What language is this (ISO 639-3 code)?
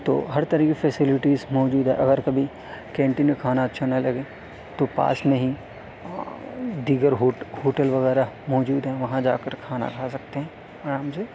urd